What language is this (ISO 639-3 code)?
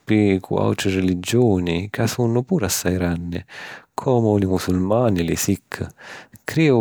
scn